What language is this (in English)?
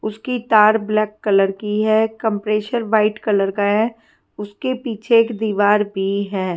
Hindi